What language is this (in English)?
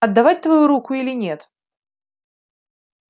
Russian